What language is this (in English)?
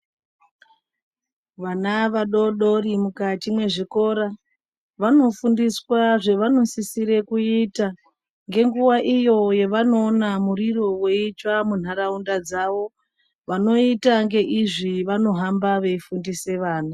Ndau